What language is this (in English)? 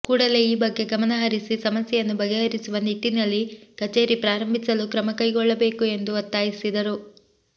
Kannada